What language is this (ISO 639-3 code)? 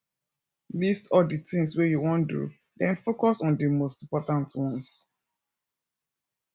pcm